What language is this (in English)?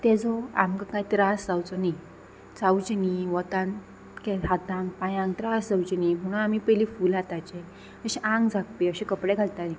Konkani